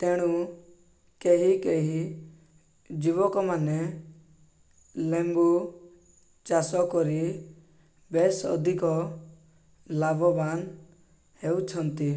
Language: Odia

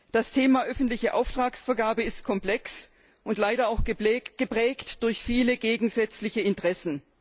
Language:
German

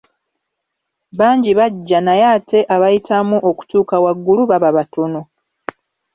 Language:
Ganda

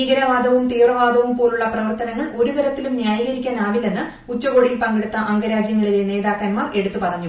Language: Malayalam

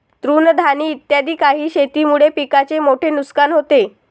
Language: Marathi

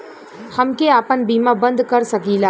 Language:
Bhojpuri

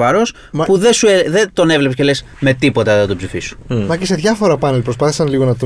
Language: Greek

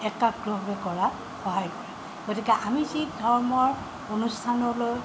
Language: Assamese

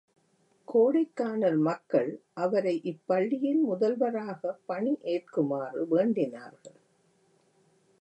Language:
Tamil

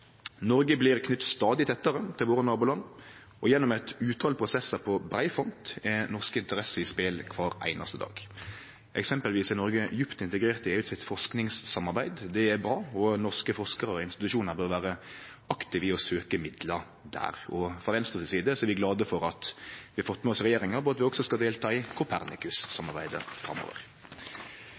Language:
Norwegian Nynorsk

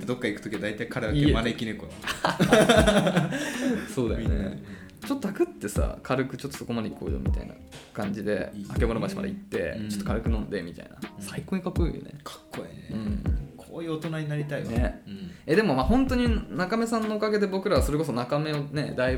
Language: Japanese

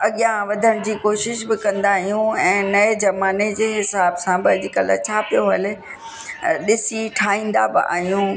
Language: Sindhi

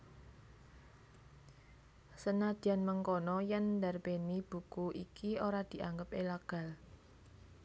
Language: Javanese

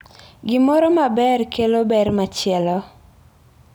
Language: Luo (Kenya and Tanzania)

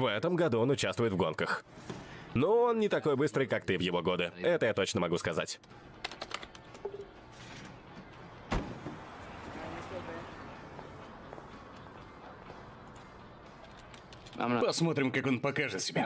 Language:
Russian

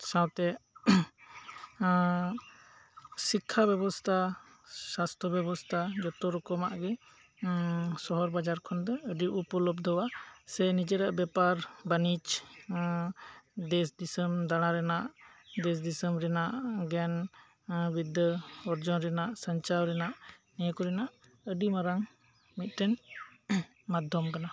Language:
Santali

